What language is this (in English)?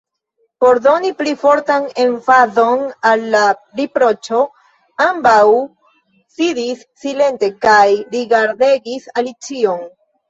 Esperanto